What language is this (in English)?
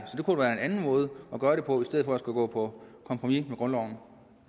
Danish